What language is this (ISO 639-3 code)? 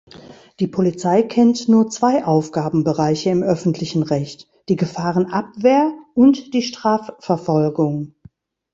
deu